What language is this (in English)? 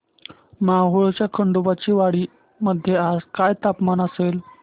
Marathi